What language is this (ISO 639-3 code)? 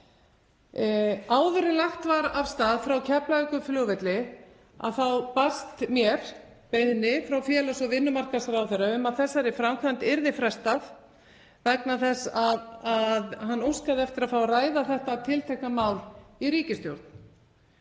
isl